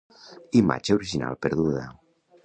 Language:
Catalan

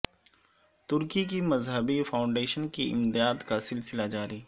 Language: Urdu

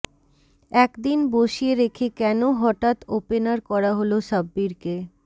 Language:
Bangla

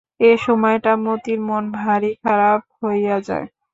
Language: Bangla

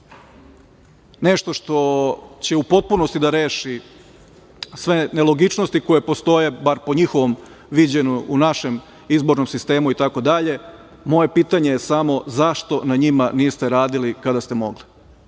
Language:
Serbian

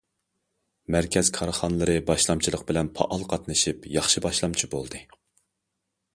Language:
Uyghur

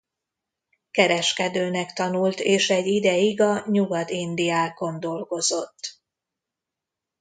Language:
Hungarian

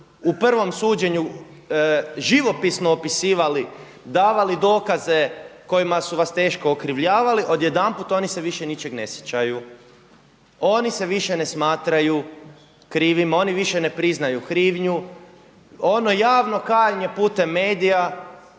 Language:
Croatian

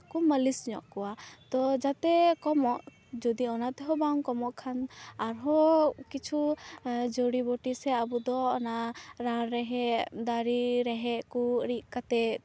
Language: Santali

